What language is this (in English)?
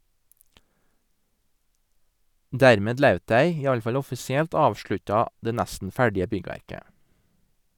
Norwegian